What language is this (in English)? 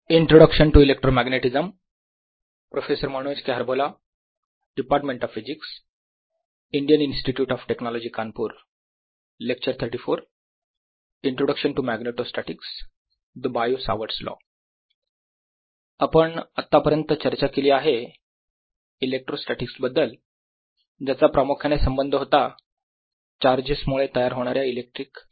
Marathi